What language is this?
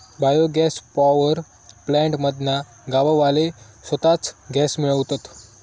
Marathi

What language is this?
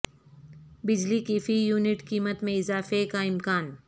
Urdu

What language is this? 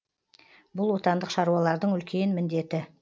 Kazakh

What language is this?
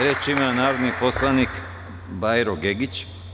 Serbian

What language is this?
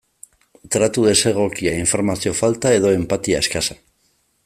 Basque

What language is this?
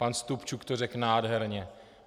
Czech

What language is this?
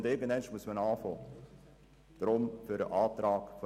Swiss German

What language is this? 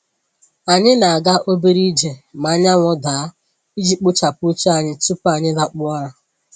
Igbo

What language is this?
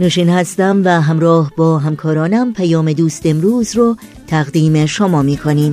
Persian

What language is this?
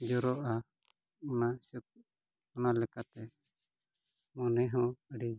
Santali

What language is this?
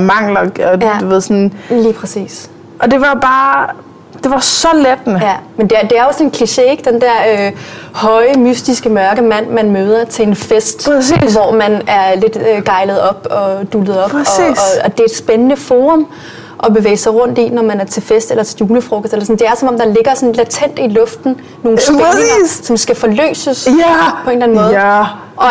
Danish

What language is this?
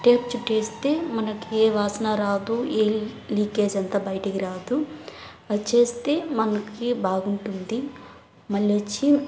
Telugu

